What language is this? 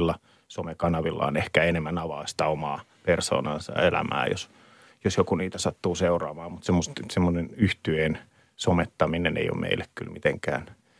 Finnish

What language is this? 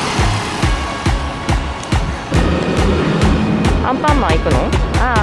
Japanese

